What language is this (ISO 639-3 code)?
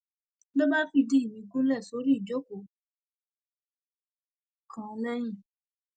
yor